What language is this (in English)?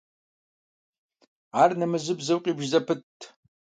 Kabardian